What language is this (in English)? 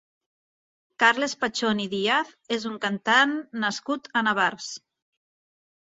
Catalan